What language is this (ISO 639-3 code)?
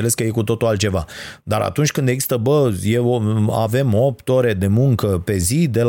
ron